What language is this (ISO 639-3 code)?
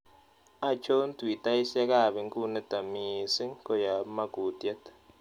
kln